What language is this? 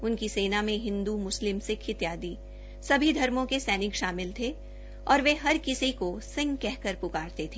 Hindi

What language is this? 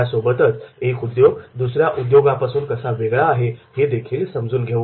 Marathi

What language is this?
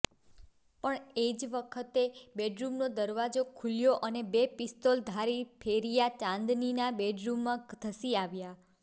Gujarati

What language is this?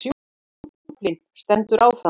Icelandic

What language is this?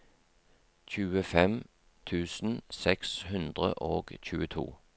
Norwegian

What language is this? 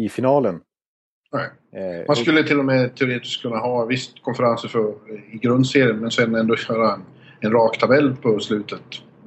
Swedish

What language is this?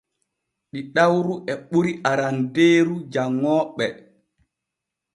Borgu Fulfulde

